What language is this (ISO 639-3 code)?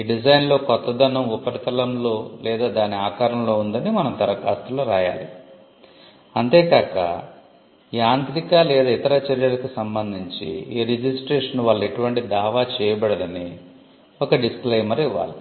tel